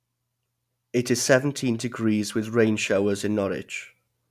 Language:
English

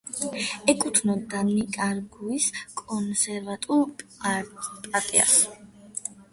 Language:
Georgian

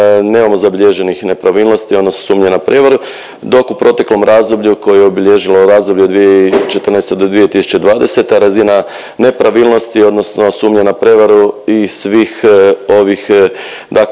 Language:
Croatian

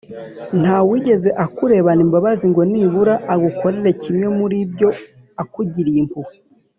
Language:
Kinyarwanda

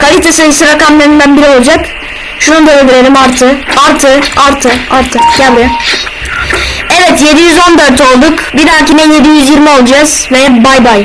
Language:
Turkish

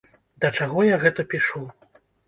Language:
Belarusian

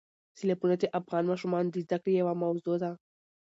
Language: Pashto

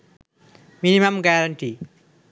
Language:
Bangla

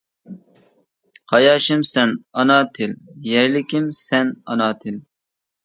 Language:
Uyghur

